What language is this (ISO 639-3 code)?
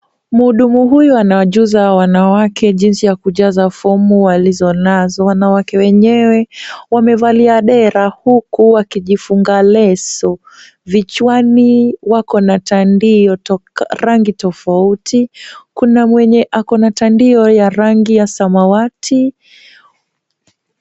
swa